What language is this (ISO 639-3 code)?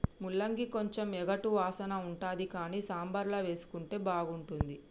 tel